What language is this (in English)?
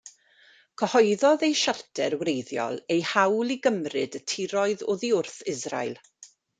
Welsh